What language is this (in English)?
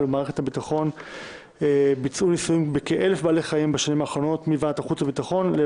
Hebrew